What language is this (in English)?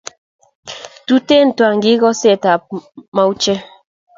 Kalenjin